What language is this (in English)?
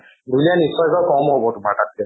Assamese